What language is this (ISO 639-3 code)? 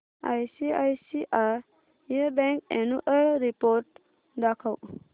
mar